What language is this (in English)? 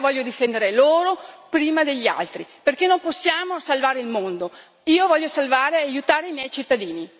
Italian